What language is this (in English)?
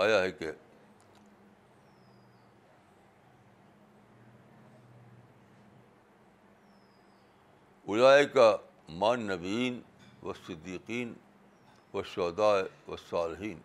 Urdu